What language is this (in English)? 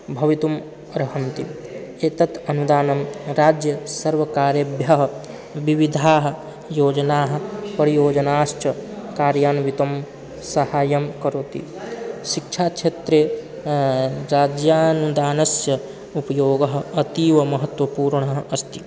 Sanskrit